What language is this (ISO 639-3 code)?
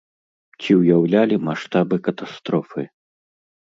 bel